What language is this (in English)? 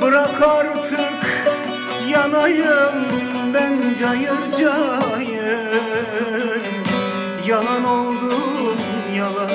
Turkish